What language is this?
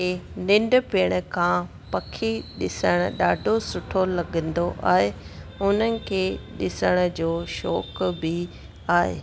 Sindhi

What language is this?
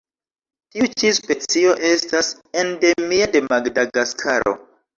Esperanto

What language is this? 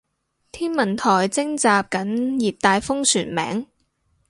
Cantonese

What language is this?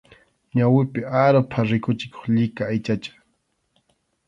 Arequipa-La Unión Quechua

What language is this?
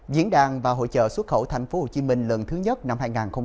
Vietnamese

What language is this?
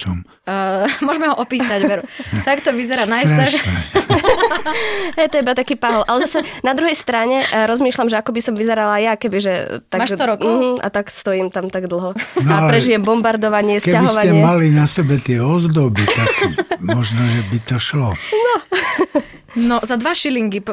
Slovak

